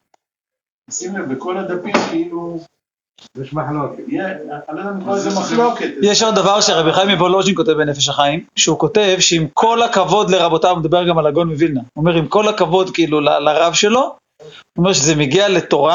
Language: Hebrew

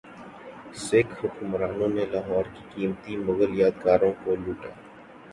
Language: Urdu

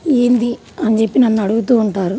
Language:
Telugu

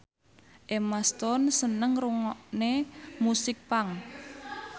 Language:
Javanese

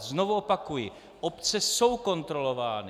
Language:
Czech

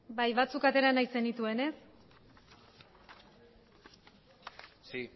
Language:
Basque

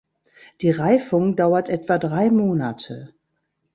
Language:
German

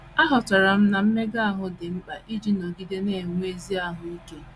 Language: Igbo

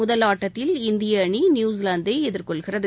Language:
Tamil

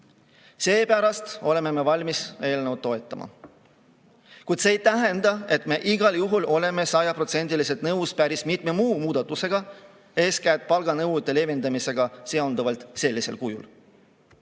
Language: Estonian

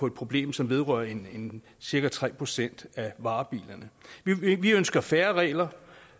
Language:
Danish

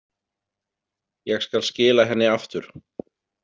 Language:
Icelandic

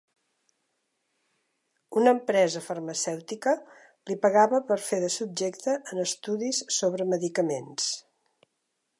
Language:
Catalan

